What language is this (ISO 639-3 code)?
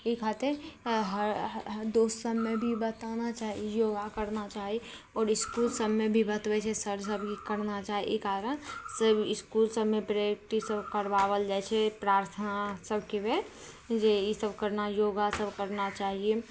mai